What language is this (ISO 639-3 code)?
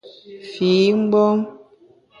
bax